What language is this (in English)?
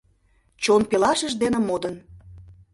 Mari